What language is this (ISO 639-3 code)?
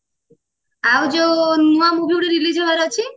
ori